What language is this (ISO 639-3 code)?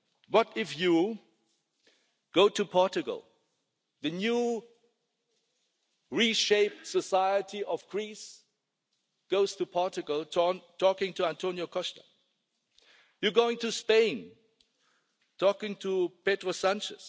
eng